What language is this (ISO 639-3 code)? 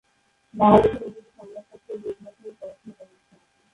ben